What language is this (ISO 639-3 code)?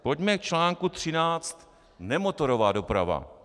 ces